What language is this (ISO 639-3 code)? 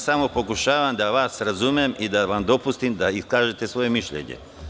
srp